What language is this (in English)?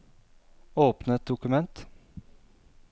Norwegian